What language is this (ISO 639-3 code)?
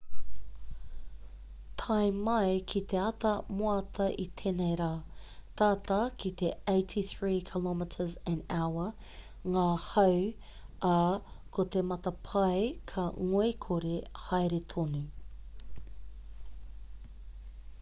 mri